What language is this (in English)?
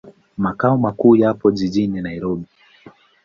Swahili